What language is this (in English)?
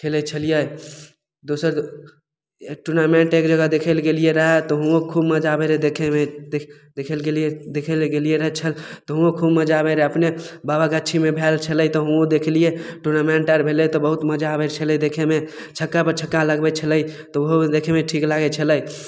Maithili